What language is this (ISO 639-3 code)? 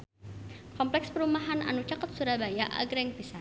sun